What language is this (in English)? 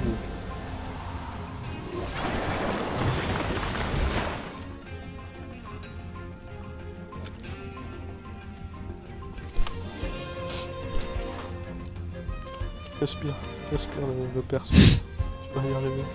French